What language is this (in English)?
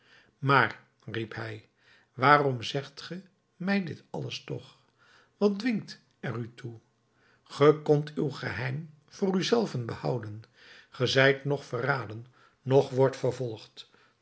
Dutch